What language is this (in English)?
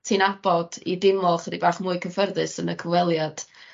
Welsh